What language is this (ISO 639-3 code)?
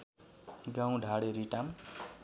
nep